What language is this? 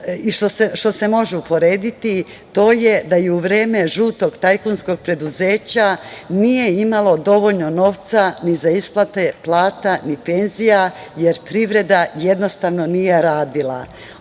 Serbian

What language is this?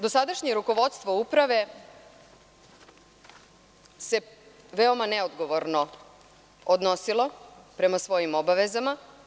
Serbian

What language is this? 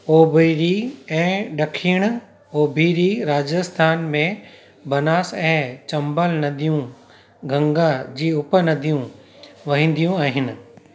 Sindhi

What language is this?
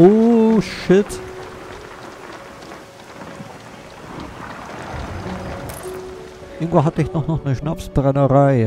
German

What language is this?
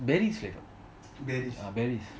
English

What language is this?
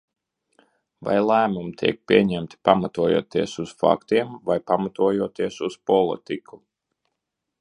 Latvian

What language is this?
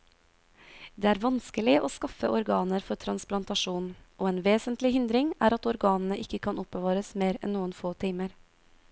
Norwegian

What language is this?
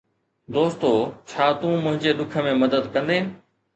Sindhi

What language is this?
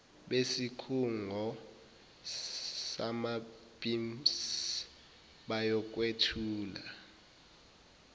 Zulu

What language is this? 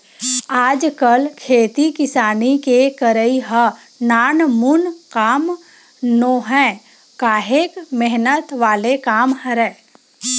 Chhattisgarhi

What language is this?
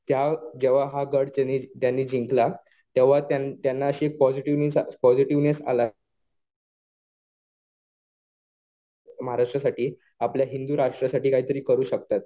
Marathi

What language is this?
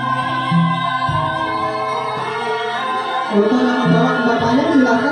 Indonesian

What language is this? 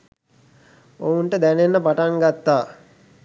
Sinhala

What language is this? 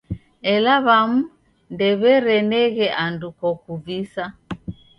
Taita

